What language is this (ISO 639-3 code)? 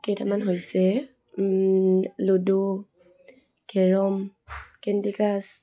asm